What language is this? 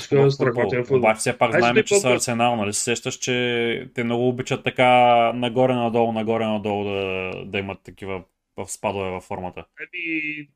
Bulgarian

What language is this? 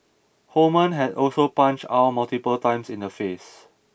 English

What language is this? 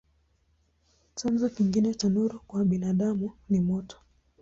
Swahili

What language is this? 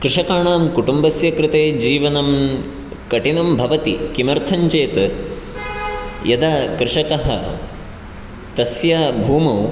Sanskrit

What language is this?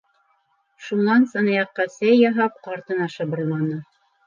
Bashkir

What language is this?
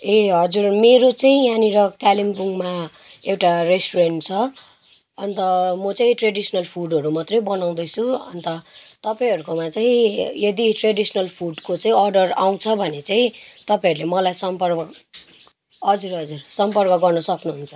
Nepali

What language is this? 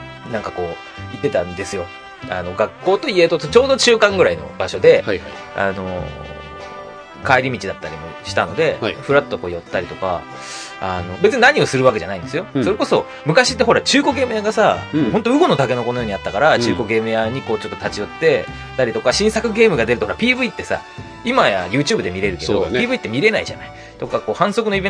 Japanese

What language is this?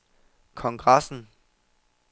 Danish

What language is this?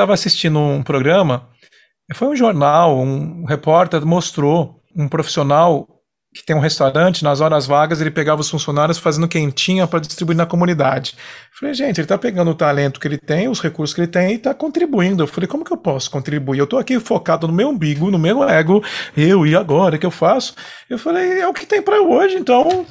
Portuguese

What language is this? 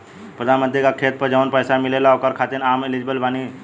Bhojpuri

